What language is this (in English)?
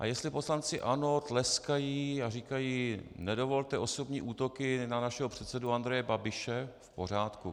Czech